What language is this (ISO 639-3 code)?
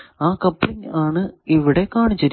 mal